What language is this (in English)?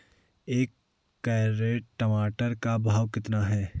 Hindi